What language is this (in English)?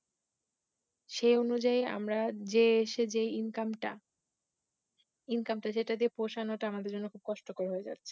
Bangla